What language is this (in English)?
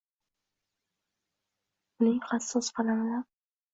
Uzbek